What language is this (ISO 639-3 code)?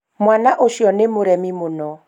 kik